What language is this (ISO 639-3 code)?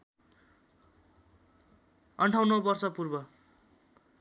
nep